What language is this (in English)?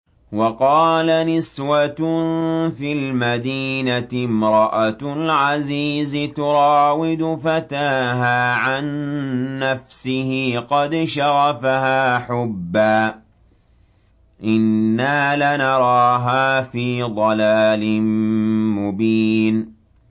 Arabic